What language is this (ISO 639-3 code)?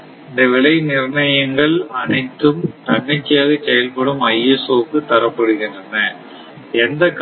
tam